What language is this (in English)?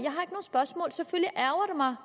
Danish